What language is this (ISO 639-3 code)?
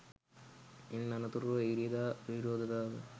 sin